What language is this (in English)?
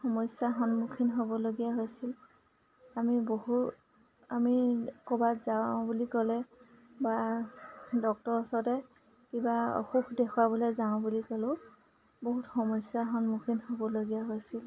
Assamese